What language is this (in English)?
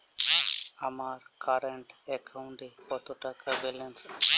Bangla